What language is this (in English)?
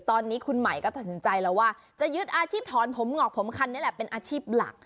Thai